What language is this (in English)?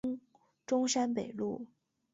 Chinese